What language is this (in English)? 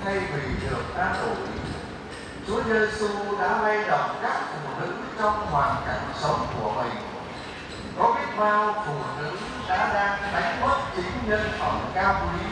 Vietnamese